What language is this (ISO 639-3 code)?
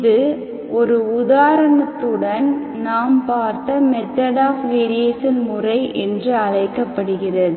tam